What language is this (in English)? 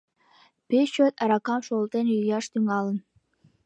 Mari